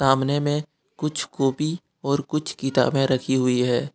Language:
Hindi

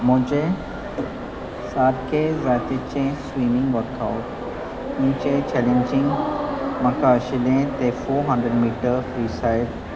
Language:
Konkani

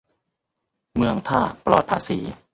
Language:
Thai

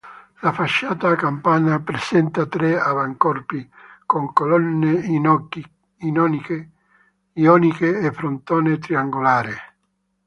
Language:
Italian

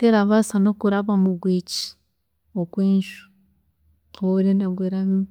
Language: Chiga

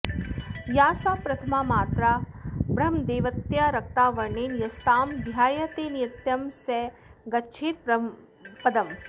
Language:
Sanskrit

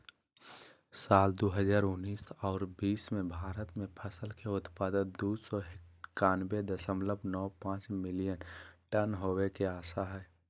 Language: Magahi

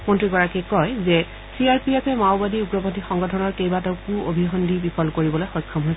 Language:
Assamese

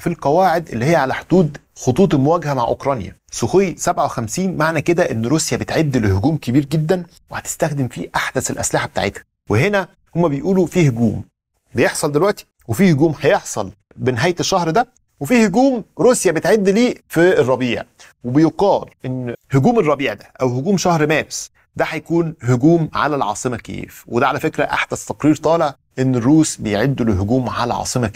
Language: Arabic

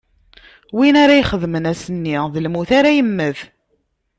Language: Kabyle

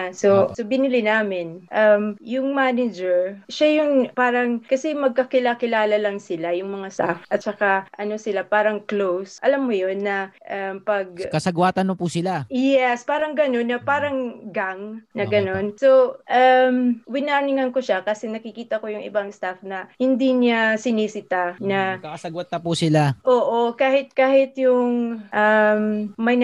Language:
Filipino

